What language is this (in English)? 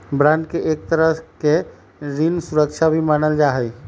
Magahi